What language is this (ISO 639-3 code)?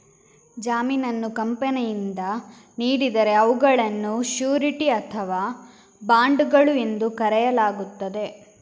kan